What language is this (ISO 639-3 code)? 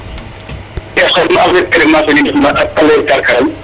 srr